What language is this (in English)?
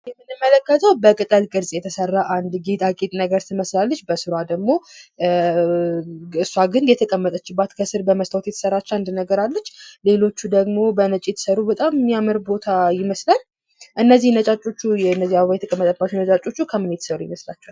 Amharic